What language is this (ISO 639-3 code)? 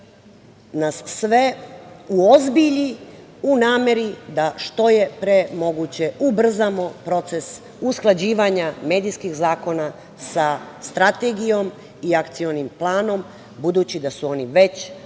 srp